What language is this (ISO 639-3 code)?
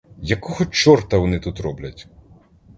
ukr